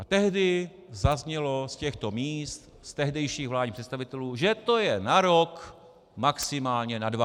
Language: Czech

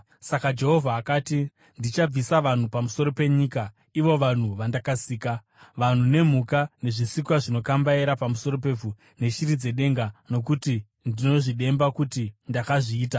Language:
Shona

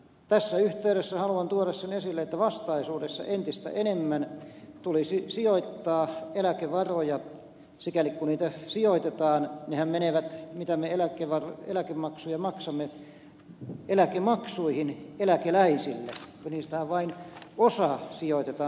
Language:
Finnish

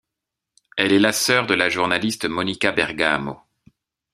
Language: French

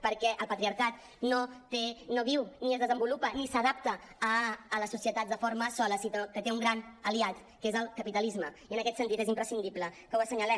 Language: Catalan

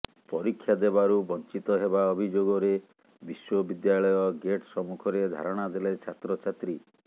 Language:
Odia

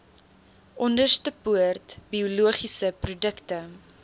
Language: Afrikaans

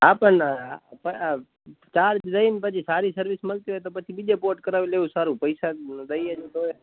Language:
Gujarati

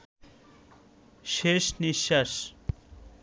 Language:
Bangla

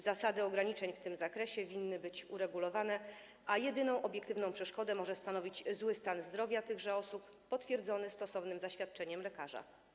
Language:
Polish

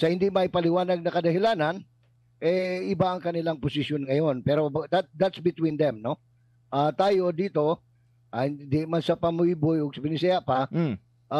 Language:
Filipino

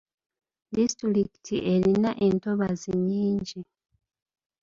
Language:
Ganda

